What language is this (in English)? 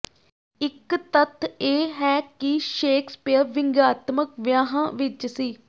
Punjabi